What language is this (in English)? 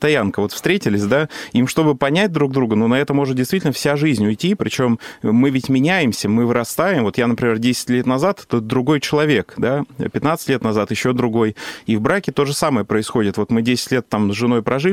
Russian